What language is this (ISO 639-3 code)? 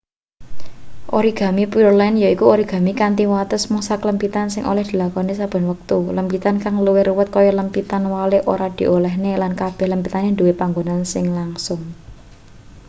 jav